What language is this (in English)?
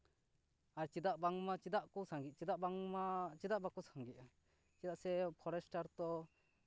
Santali